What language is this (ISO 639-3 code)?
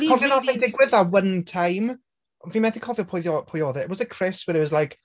cym